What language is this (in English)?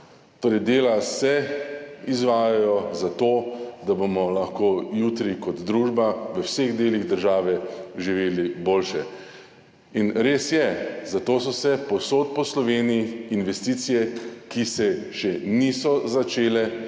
Slovenian